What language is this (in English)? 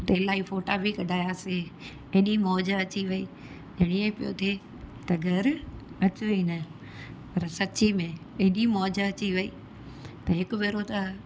Sindhi